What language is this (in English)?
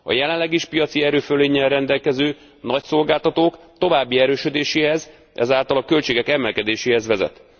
Hungarian